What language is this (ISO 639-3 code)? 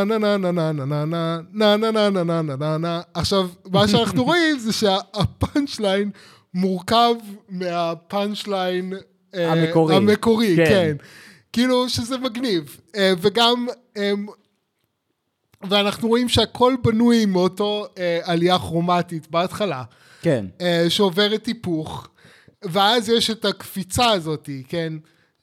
heb